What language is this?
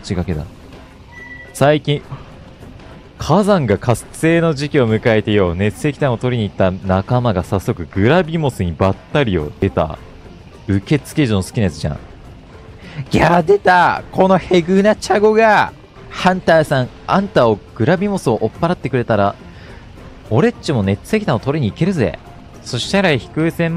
Japanese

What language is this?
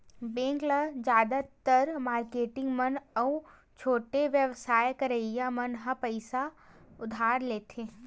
Chhattisgarhi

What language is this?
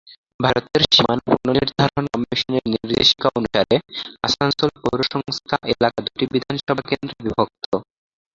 Bangla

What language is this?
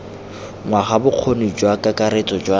Tswana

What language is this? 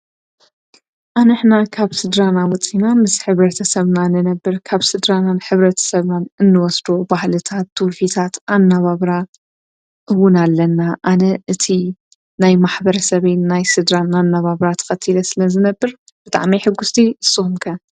Tigrinya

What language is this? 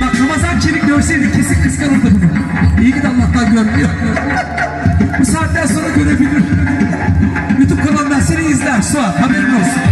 Turkish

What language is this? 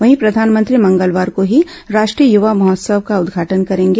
Hindi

